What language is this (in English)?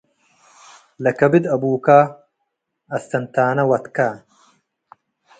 Tigre